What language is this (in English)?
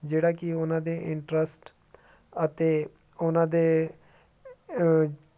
Punjabi